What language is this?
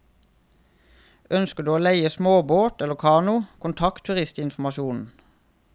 Norwegian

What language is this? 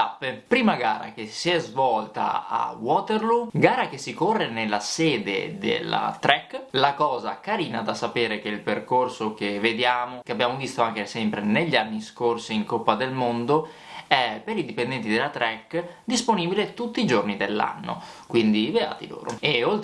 Italian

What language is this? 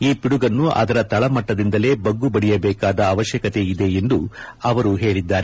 Kannada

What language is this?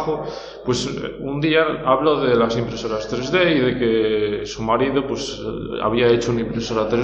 Spanish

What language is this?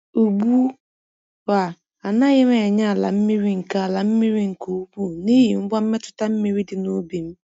Igbo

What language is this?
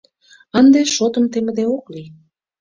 Mari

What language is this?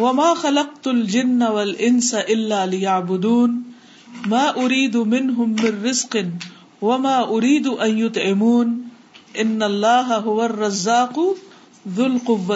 Urdu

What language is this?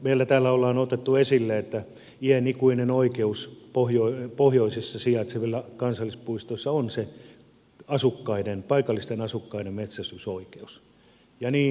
Finnish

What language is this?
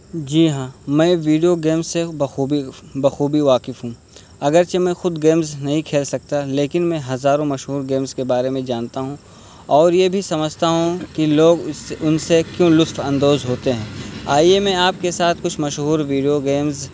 Urdu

